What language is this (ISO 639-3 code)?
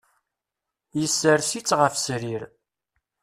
kab